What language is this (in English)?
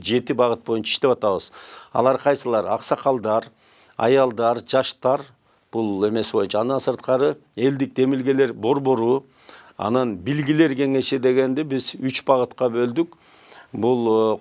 Turkish